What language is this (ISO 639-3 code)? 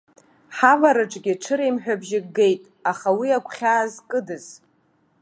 abk